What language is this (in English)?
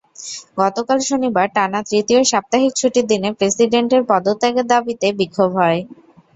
Bangla